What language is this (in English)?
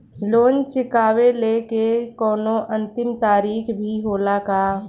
Bhojpuri